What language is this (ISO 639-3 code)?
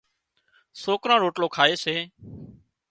kxp